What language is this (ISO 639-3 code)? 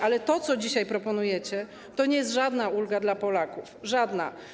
pol